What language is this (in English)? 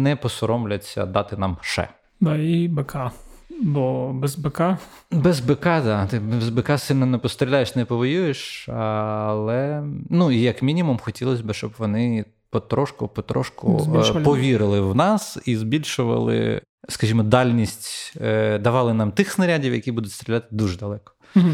Ukrainian